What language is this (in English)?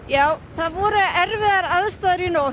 Icelandic